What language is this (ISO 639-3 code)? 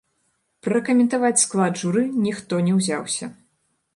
bel